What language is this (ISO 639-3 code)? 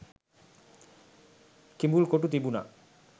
sin